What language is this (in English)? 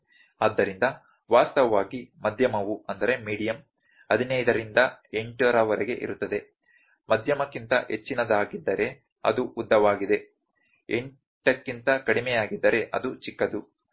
Kannada